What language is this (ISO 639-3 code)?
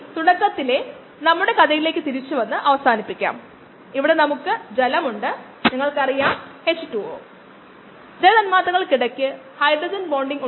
mal